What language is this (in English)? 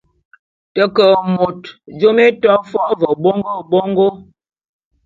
Bulu